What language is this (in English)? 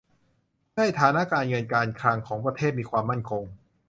Thai